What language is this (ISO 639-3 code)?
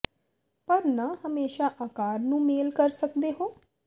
pan